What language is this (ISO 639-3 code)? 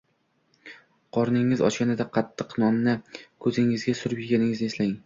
uzb